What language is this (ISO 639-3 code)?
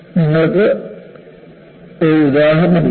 mal